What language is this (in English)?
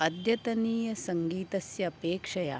Sanskrit